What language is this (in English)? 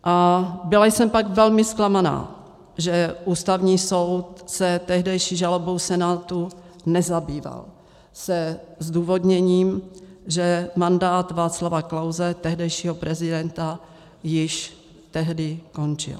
Czech